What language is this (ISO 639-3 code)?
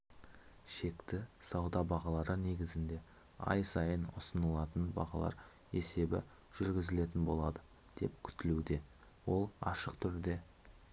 kaz